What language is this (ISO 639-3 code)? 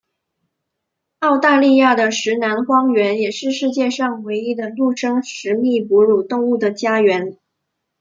zho